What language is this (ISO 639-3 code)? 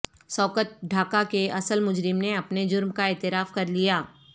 urd